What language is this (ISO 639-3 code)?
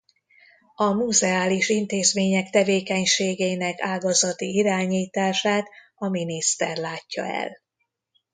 hun